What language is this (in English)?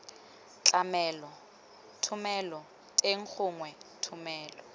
Tswana